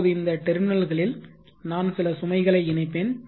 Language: Tamil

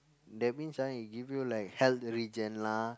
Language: English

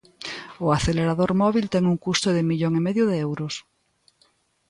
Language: Galician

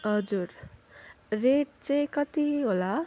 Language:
Nepali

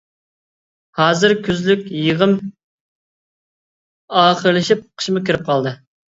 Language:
Uyghur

